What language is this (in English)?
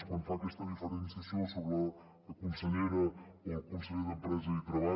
Catalan